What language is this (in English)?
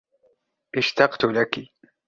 Arabic